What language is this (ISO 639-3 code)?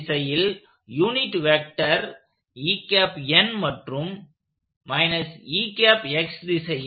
tam